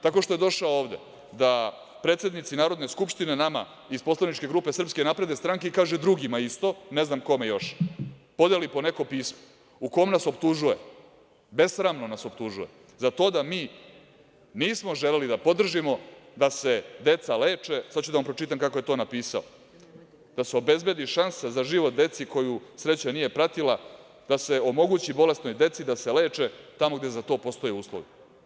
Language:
Serbian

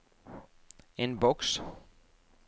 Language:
Norwegian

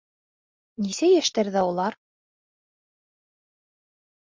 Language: Bashkir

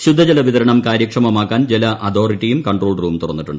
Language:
Malayalam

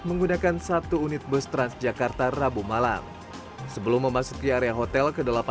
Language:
Indonesian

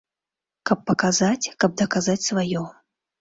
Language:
Belarusian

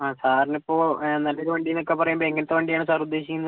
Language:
Malayalam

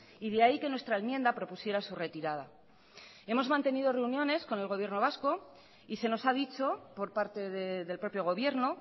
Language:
Spanish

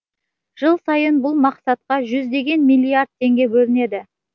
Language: Kazakh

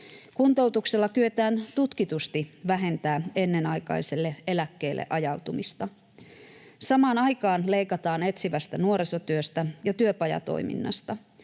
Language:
Finnish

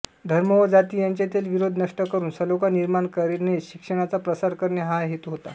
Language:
Marathi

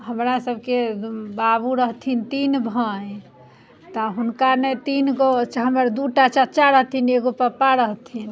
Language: Maithili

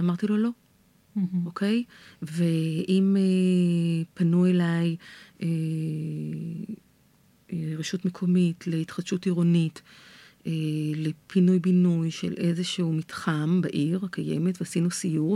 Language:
Hebrew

